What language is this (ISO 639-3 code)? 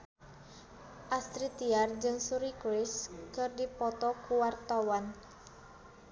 sun